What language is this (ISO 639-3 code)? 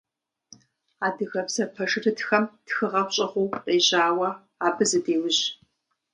kbd